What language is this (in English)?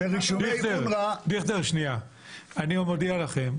Hebrew